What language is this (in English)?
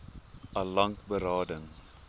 Afrikaans